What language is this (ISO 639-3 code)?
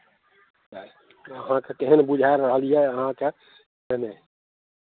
mai